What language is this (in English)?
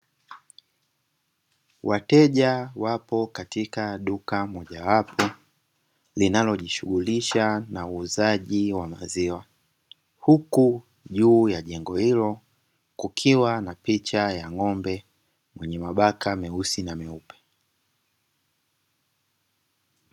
Swahili